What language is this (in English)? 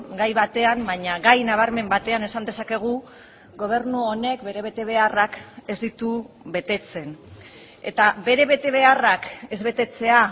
Basque